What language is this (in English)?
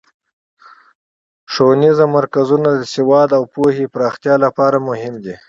Pashto